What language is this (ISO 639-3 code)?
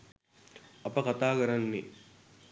sin